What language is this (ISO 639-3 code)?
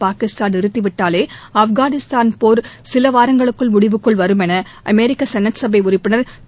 tam